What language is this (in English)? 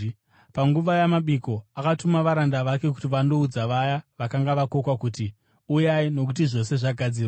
Shona